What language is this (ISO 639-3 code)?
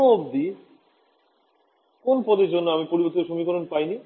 ben